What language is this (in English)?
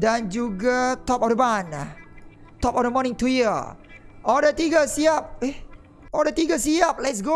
Malay